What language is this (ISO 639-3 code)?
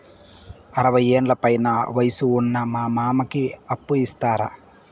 tel